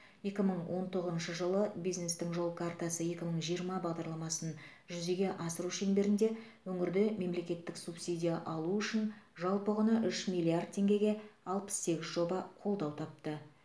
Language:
Kazakh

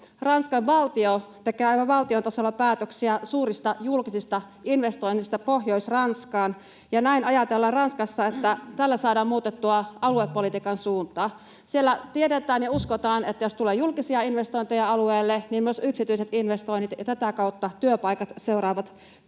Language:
Finnish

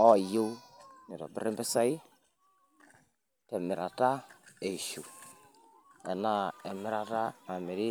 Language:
Masai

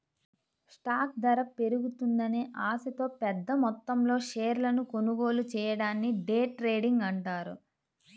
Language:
Telugu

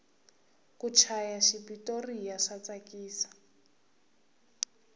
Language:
Tsonga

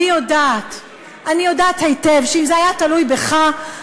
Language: Hebrew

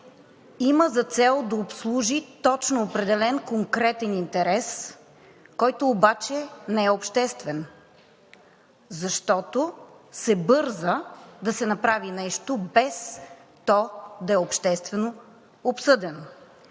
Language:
Bulgarian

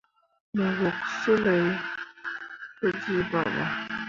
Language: Mundang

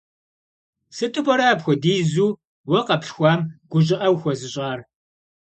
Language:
Kabardian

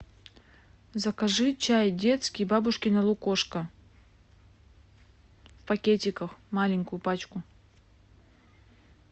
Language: Russian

